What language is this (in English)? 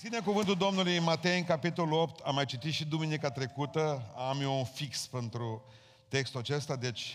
Romanian